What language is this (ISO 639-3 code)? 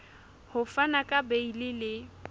sot